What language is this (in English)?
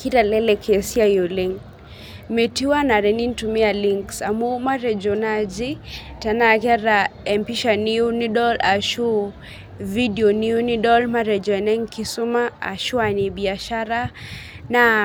Masai